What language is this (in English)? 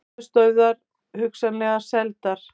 Icelandic